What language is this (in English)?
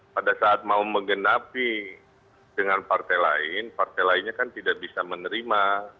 Indonesian